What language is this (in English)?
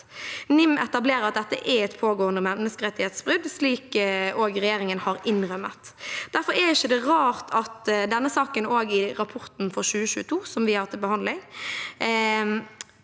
Norwegian